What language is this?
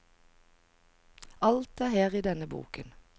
Norwegian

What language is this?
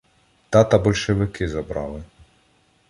Ukrainian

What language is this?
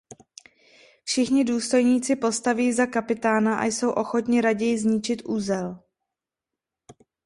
Czech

